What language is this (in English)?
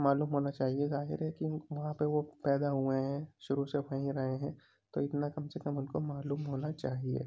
Urdu